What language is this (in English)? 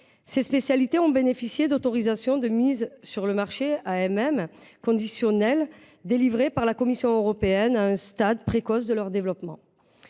French